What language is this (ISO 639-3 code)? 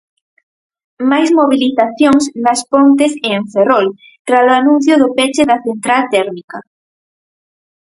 glg